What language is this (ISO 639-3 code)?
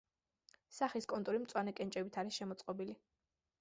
kat